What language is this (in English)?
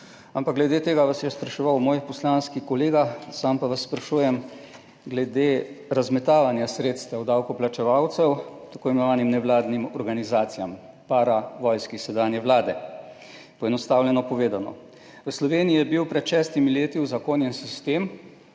Slovenian